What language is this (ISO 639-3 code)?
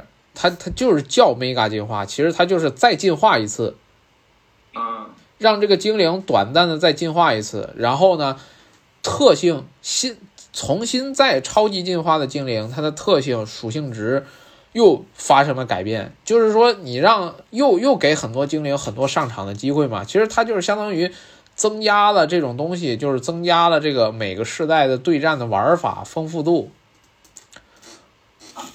zho